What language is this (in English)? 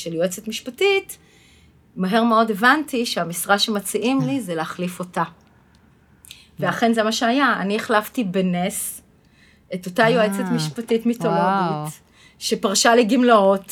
Hebrew